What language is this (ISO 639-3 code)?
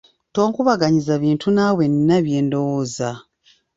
lug